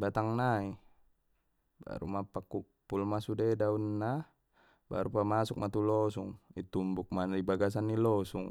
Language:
Batak Mandailing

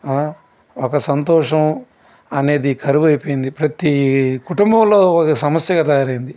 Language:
Telugu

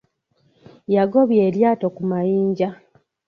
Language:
Ganda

